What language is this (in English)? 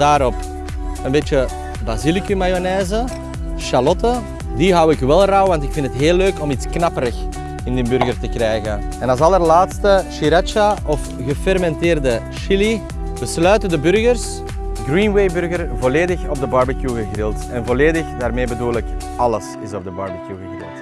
Dutch